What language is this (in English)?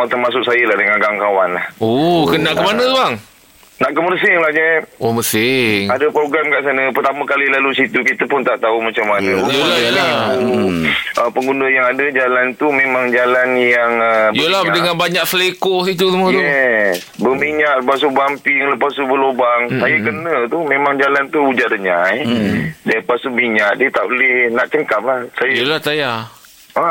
Malay